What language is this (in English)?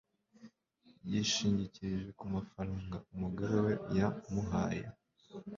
Kinyarwanda